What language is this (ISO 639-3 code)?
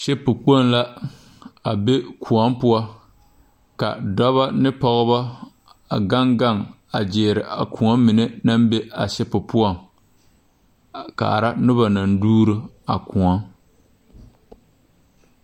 dga